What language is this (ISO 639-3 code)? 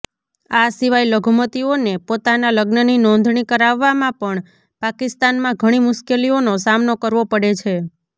guj